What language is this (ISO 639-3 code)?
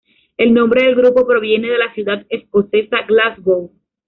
spa